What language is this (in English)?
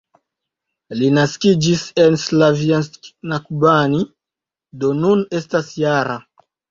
Esperanto